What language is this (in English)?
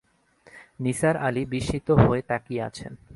Bangla